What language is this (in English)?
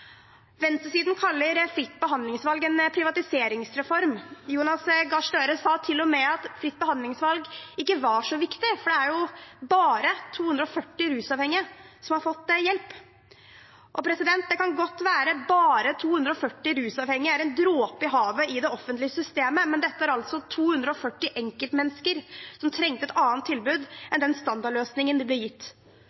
Norwegian Bokmål